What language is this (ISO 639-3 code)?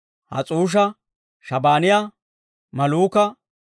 dwr